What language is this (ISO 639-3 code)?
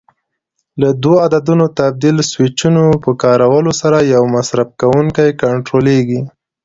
pus